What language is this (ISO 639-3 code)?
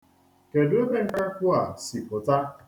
ibo